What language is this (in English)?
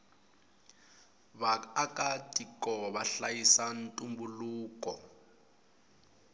Tsonga